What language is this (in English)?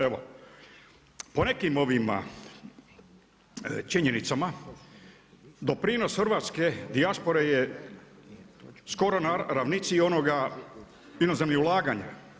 Croatian